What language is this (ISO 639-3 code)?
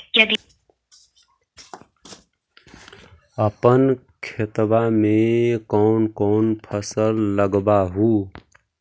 mag